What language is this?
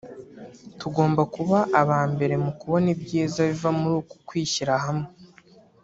Kinyarwanda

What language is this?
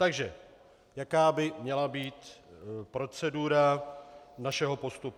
Czech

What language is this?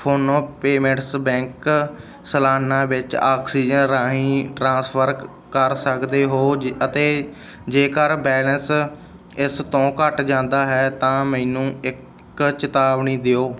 Punjabi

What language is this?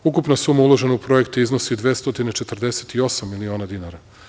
Serbian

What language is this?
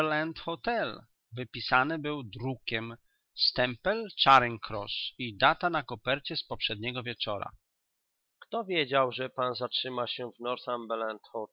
Polish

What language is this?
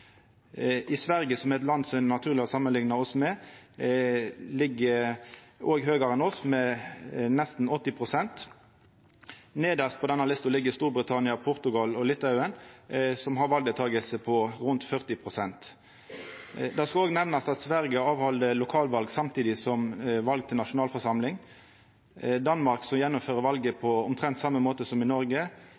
Norwegian Nynorsk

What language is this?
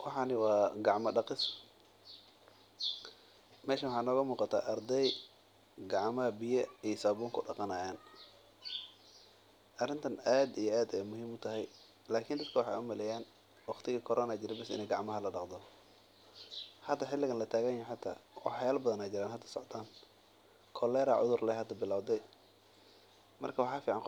Somali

